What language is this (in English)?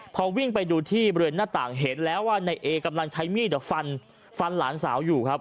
Thai